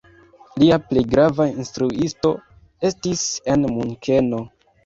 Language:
Esperanto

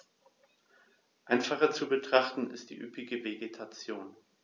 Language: German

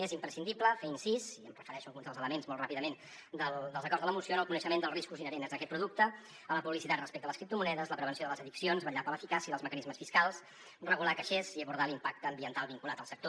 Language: Catalan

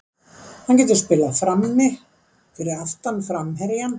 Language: Icelandic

